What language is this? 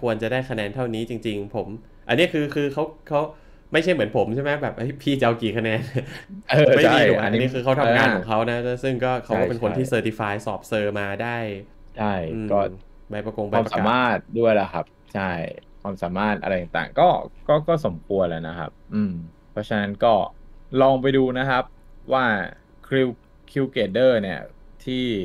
Thai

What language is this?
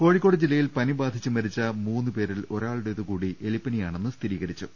Malayalam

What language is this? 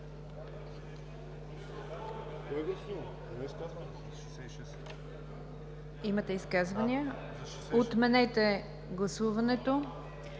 Bulgarian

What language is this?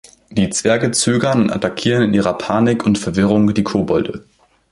German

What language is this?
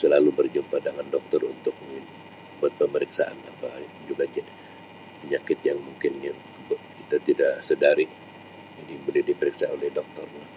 Sabah Malay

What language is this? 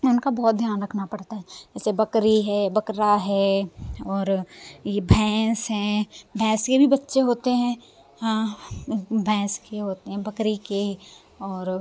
Hindi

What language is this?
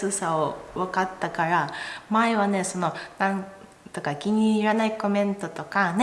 Japanese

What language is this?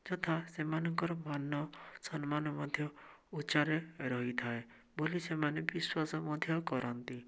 Odia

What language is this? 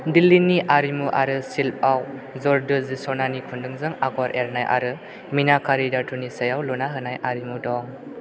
Bodo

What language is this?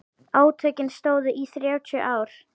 Icelandic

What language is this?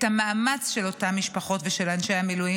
Hebrew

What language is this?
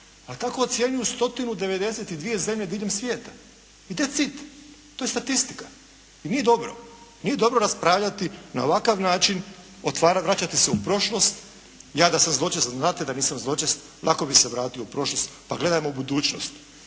Croatian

